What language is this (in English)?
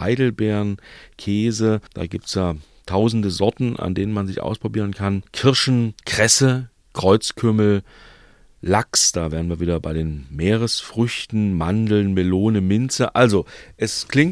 German